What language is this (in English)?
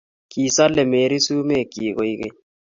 Kalenjin